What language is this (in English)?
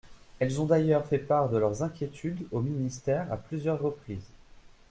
French